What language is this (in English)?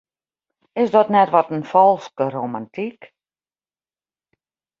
Western Frisian